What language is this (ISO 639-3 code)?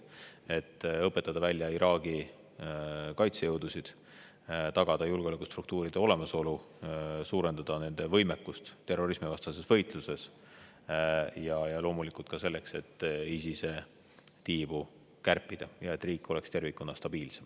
est